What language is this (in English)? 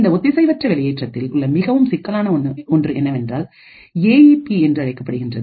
Tamil